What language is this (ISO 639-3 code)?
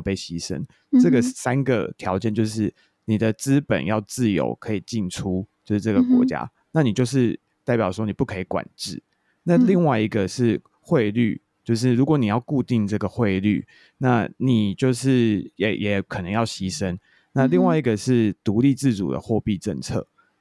zho